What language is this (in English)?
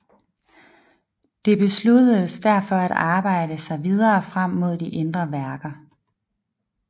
Danish